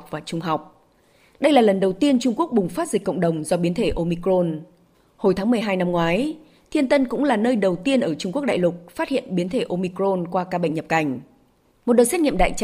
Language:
Vietnamese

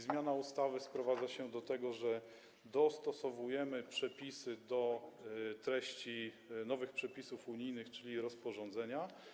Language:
Polish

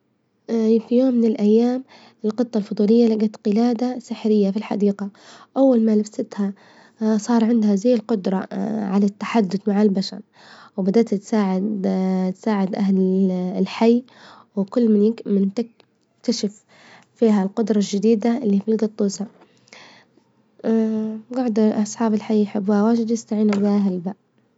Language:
Libyan Arabic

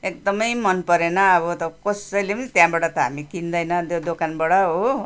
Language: Nepali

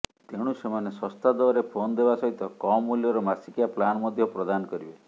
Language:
Odia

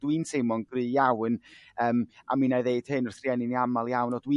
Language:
Welsh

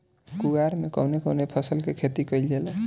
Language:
Bhojpuri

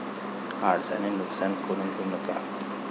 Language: Marathi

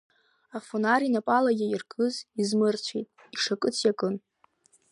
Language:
Abkhazian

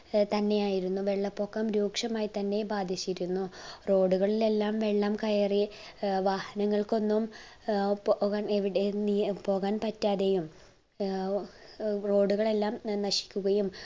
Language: Malayalam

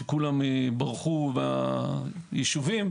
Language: Hebrew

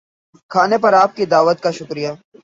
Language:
Urdu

